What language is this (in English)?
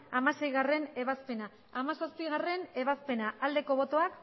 Basque